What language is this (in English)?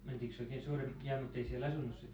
Finnish